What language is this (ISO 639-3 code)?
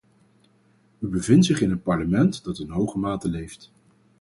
nld